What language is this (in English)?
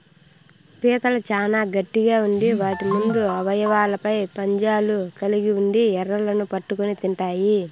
Telugu